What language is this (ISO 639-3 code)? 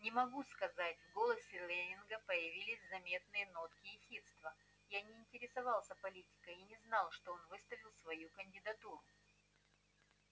rus